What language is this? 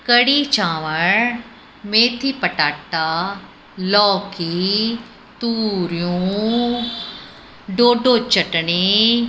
Sindhi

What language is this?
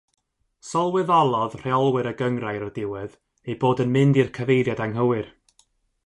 Welsh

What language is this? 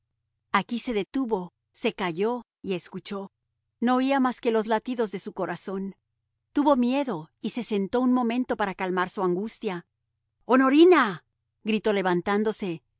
Spanish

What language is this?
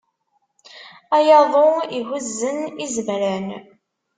Kabyle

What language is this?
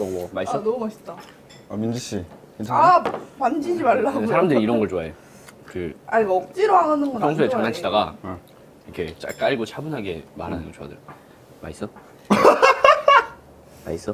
Korean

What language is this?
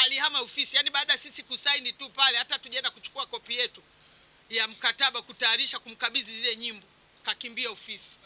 Swahili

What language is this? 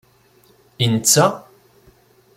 Kabyle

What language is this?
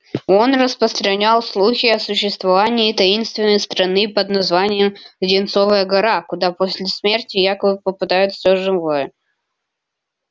Russian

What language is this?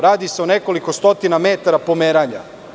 Serbian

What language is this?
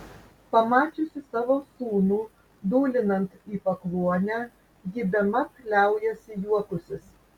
Lithuanian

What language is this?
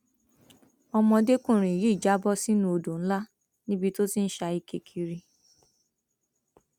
Yoruba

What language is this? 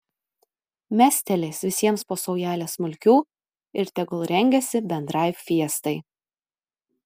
Lithuanian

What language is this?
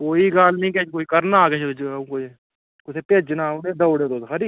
Dogri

